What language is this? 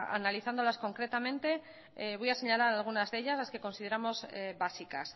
Spanish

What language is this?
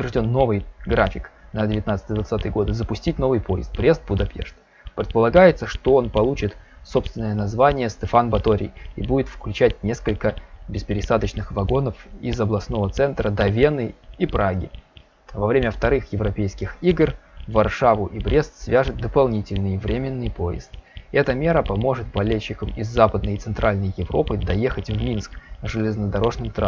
Russian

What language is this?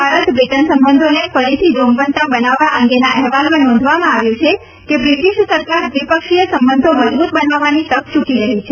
Gujarati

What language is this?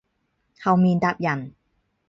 Cantonese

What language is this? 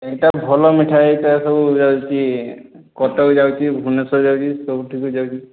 Odia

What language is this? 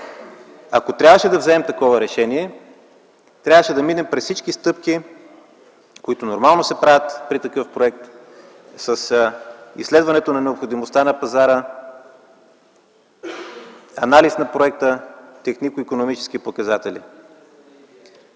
Bulgarian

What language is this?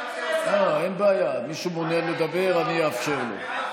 Hebrew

